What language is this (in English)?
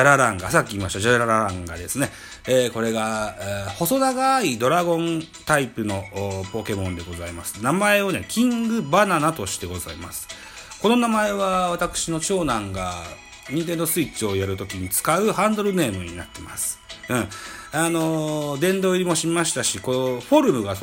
Japanese